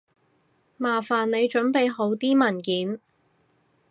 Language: Cantonese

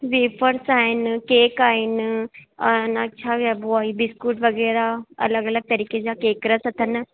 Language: Sindhi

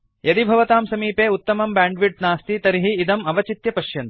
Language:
Sanskrit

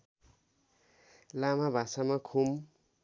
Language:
Nepali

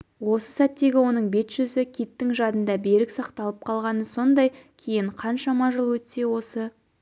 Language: Kazakh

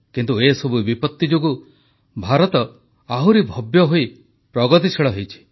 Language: Odia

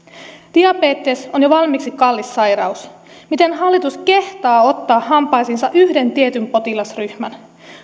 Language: Finnish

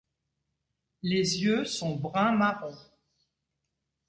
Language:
French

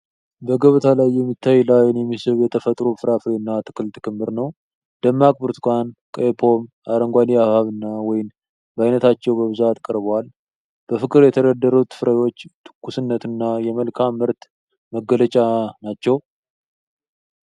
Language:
Amharic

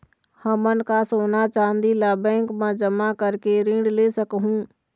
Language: Chhattisgarhi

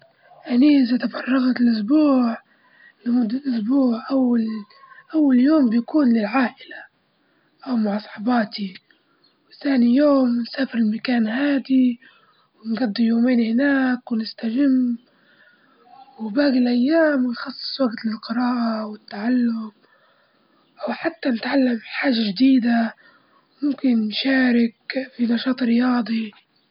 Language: Libyan Arabic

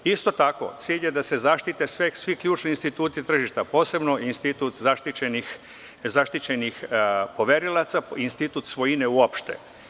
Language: Serbian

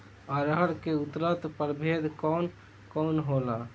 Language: Bhojpuri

